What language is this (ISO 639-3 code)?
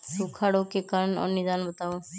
mag